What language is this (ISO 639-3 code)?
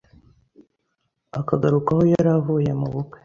kin